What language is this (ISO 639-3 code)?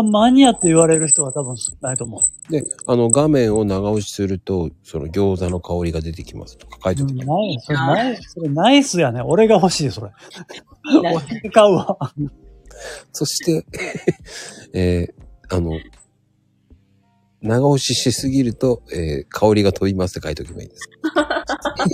jpn